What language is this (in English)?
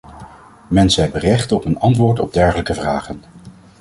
Dutch